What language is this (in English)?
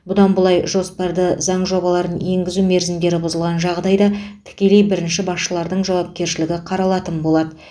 Kazakh